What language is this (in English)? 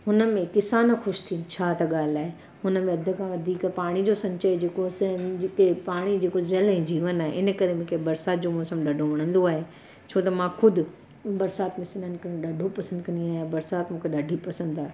Sindhi